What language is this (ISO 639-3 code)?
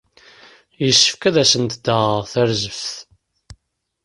kab